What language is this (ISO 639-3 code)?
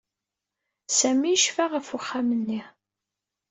kab